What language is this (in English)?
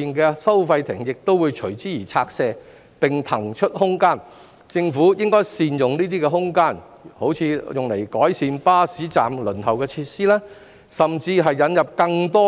Cantonese